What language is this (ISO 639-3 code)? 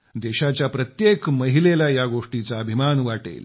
mar